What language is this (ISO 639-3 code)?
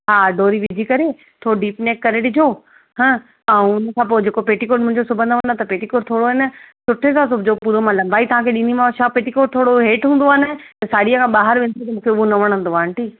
snd